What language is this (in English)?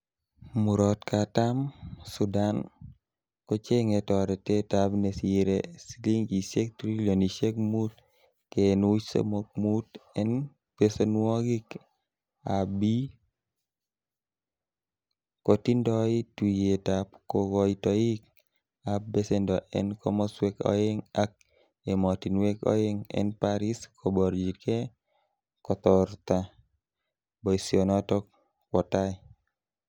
Kalenjin